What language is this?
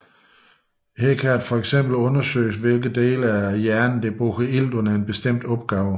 Danish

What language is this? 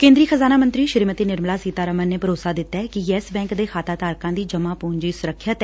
Punjabi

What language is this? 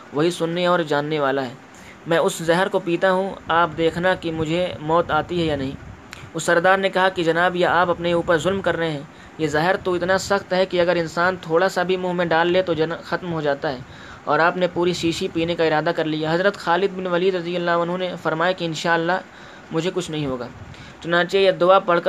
Urdu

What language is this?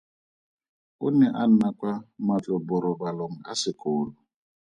Tswana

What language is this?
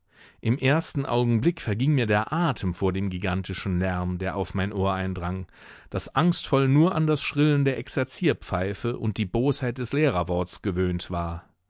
German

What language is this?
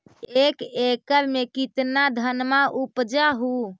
Magahi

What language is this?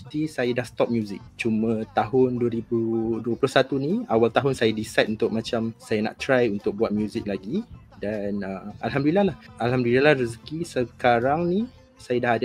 Malay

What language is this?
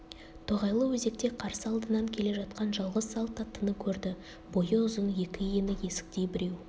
Kazakh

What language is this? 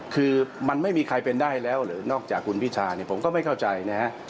Thai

